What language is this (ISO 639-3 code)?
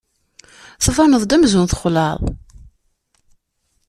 kab